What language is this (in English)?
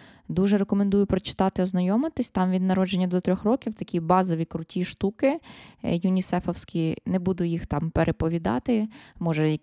Ukrainian